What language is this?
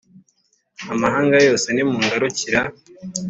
Kinyarwanda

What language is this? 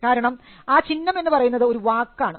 Malayalam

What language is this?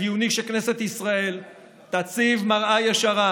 Hebrew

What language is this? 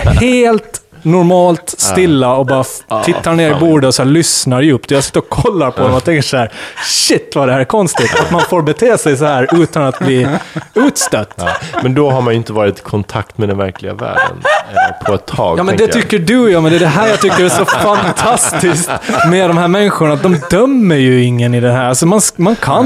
Swedish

